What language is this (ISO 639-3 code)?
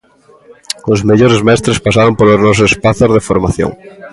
glg